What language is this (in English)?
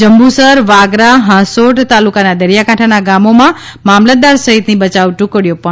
Gujarati